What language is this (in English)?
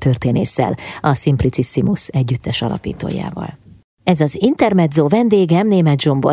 Hungarian